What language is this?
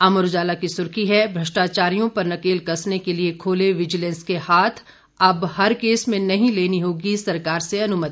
Hindi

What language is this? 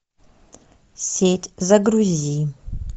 Russian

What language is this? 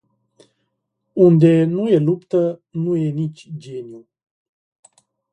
Romanian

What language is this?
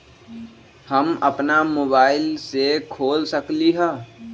Magahi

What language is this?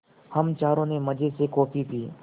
Hindi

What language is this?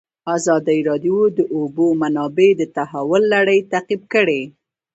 Pashto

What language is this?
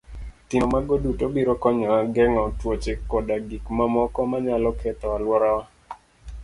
Luo (Kenya and Tanzania)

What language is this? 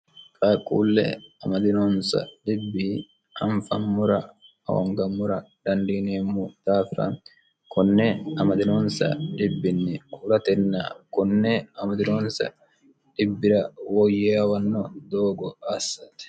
Sidamo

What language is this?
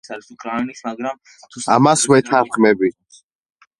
Georgian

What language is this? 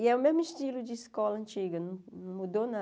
Portuguese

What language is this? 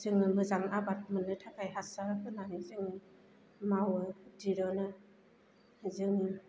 Bodo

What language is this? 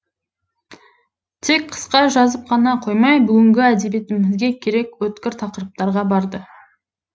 Kazakh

